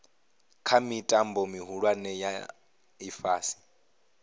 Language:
Venda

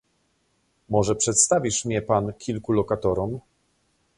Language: Polish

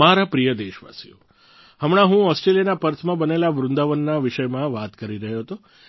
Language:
Gujarati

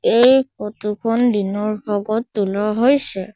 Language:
Assamese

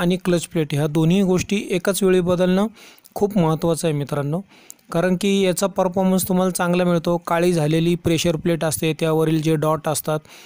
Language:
Hindi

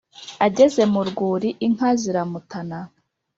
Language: Kinyarwanda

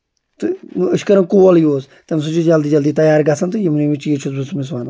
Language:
Kashmiri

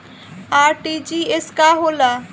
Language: Bhojpuri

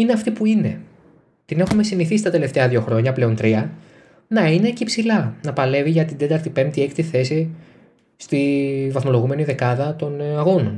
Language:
Greek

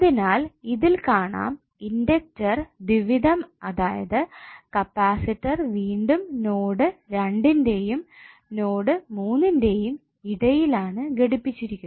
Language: Malayalam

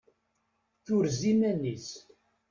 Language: Kabyle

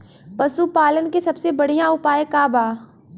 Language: Bhojpuri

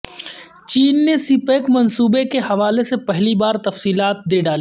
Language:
Urdu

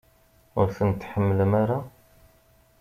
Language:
Kabyle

